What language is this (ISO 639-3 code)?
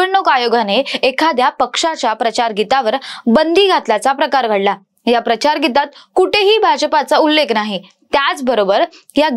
mar